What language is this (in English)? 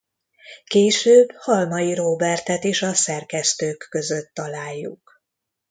Hungarian